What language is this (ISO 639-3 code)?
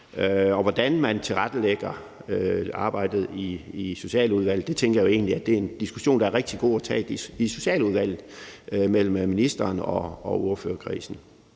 dan